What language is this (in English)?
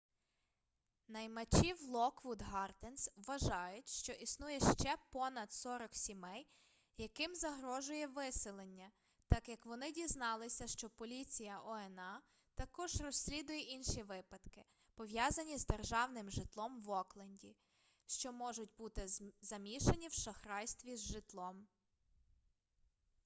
Ukrainian